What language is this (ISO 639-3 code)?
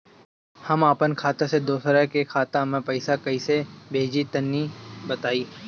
bho